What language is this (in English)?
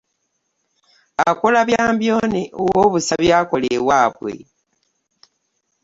Ganda